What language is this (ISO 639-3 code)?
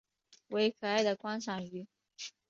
zho